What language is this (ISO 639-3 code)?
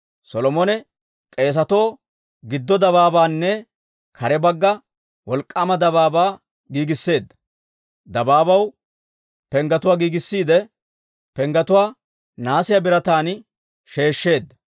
dwr